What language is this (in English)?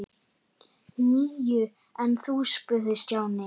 Icelandic